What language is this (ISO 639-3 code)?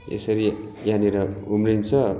nep